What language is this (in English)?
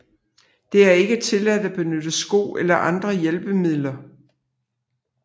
Danish